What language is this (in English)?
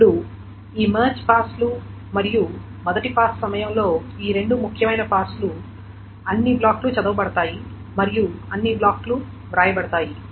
Telugu